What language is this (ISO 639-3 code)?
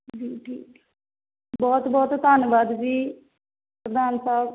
pan